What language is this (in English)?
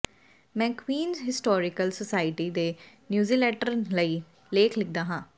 Punjabi